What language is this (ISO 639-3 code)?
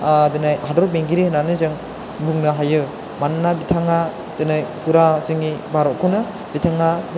brx